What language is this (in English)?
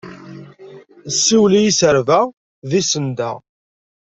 Kabyle